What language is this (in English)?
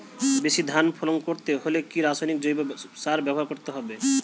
Bangla